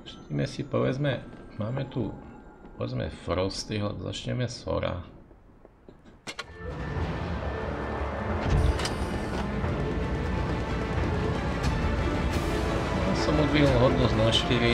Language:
Czech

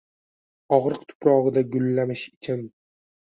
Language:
Uzbek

